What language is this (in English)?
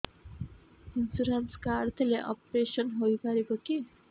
Odia